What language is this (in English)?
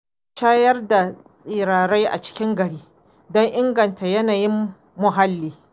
Hausa